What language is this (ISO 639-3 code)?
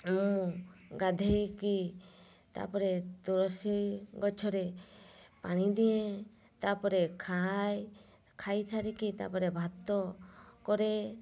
ori